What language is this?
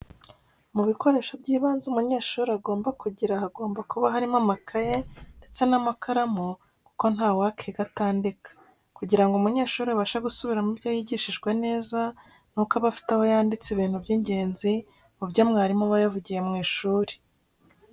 Kinyarwanda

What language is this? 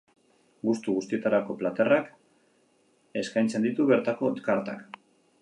Basque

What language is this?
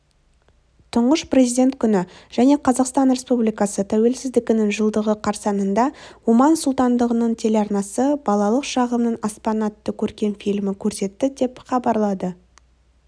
Kazakh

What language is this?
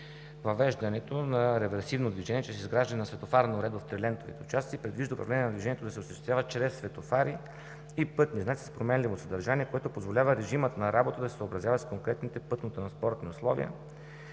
Bulgarian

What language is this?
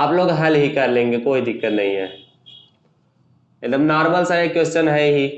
Hindi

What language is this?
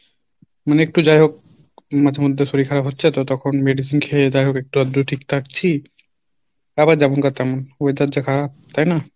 Bangla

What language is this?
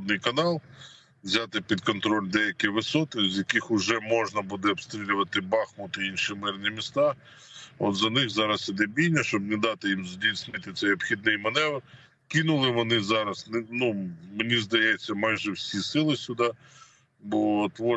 Ukrainian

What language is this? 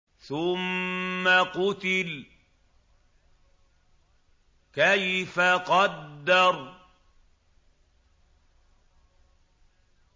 Arabic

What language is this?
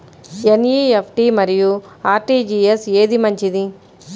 Telugu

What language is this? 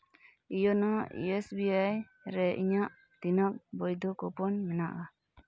Santali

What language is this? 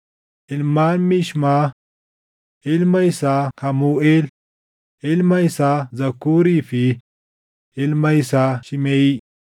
Oromo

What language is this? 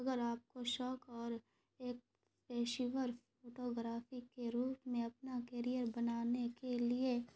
Urdu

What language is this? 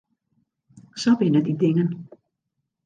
Western Frisian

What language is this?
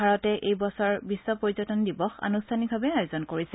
Assamese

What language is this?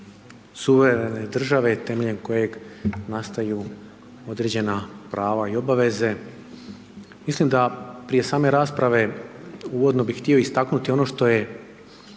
Croatian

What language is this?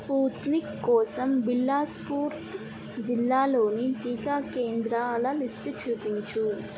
Telugu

